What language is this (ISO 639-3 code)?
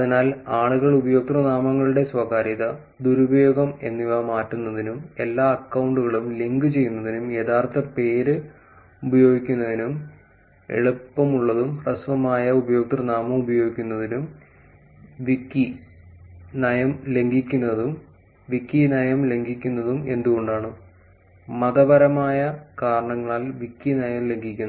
mal